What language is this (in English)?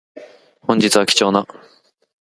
Japanese